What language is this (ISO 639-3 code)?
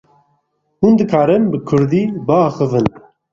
kur